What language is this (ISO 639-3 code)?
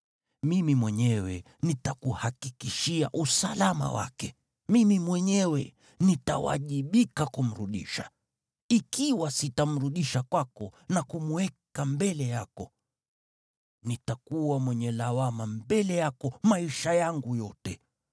swa